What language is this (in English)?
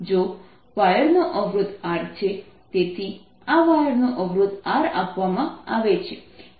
Gujarati